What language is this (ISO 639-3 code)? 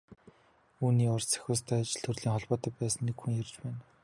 mon